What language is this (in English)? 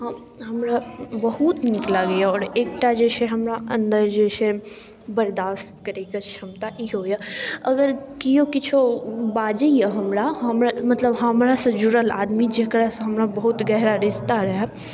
Maithili